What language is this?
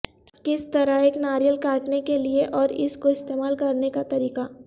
Urdu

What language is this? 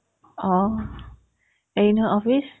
Assamese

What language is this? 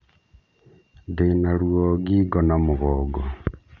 Kikuyu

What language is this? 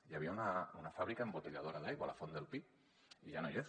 Catalan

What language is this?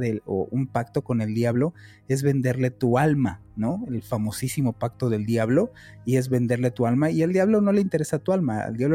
Spanish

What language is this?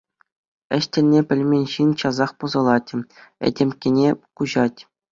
Chuvash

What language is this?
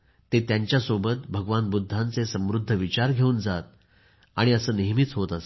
Marathi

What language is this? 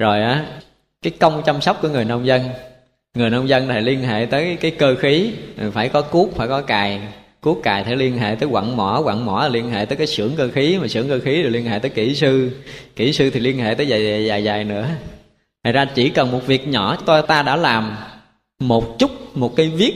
Vietnamese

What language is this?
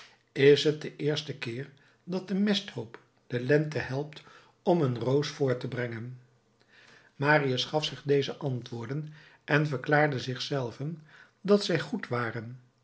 Dutch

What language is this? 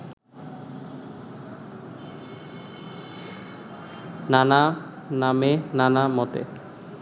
Bangla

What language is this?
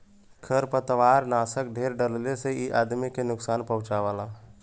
Bhojpuri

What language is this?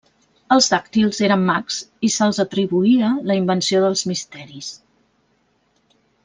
Catalan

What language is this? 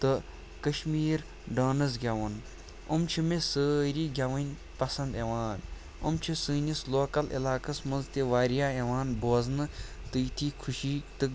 Kashmiri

